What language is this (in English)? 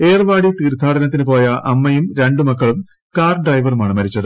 Malayalam